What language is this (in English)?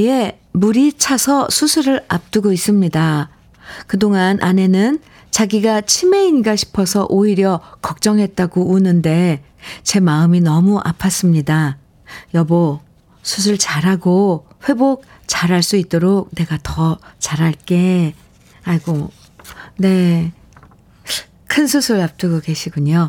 Korean